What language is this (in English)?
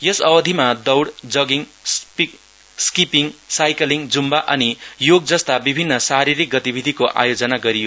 Nepali